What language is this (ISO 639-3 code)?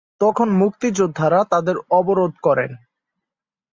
ben